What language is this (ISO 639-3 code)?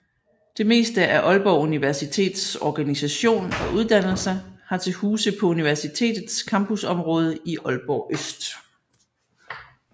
dan